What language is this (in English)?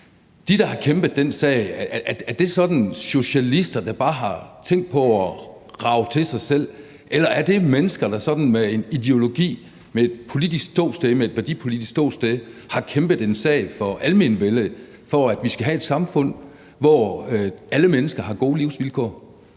Danish